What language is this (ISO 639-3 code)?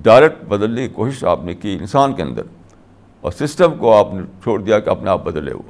urd